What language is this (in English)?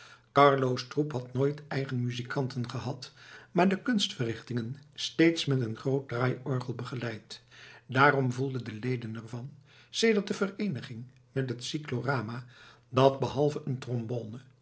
Dutch